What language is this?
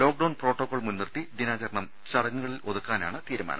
Malayalam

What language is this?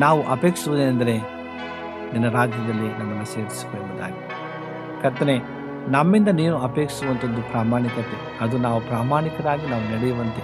Kannada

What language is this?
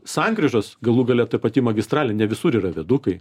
Lithuanian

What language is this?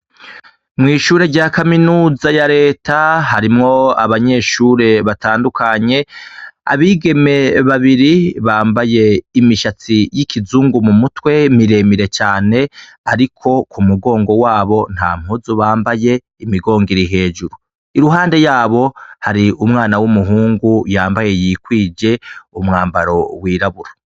Rundi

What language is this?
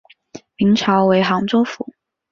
Chinese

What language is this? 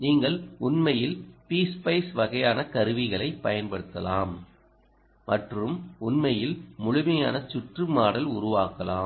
Tamil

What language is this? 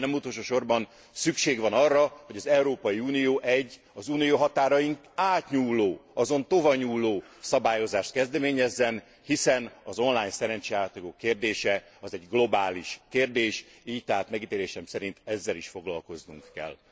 Hungarian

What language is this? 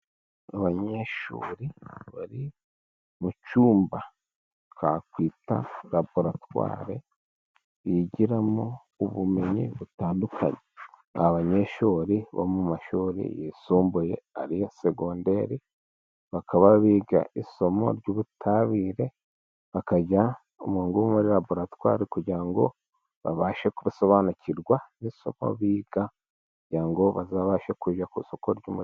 Kinyarwanda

